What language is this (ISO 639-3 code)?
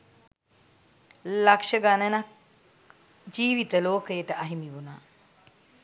sin